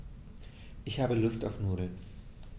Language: German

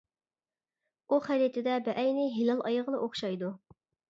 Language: Uyghur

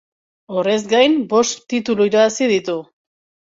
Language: Basque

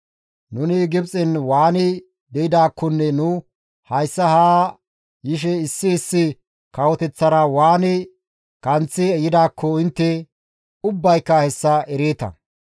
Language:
Gamo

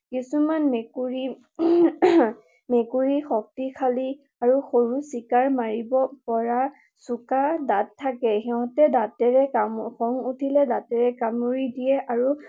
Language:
Assamese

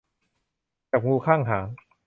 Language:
Thai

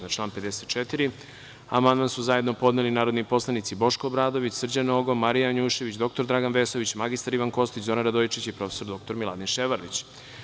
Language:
Serbian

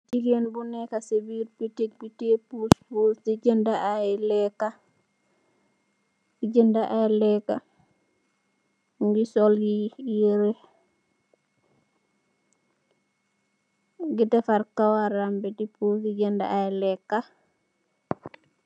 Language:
Wolof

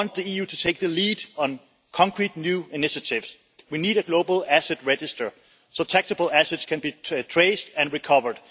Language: English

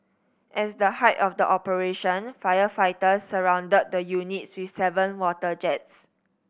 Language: English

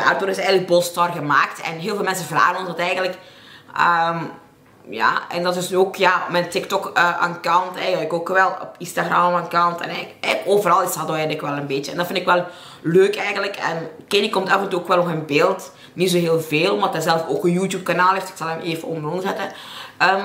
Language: Dutch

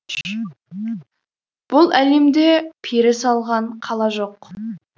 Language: Kazakh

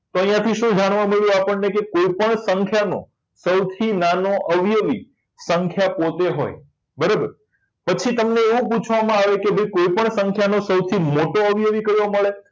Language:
Gujarati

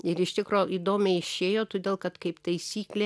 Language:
Lithuanian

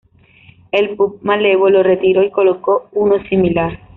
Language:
Spanish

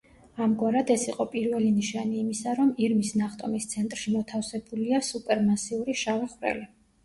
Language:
Georgian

